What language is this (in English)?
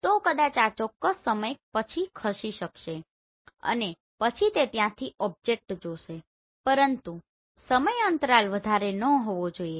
Gujarati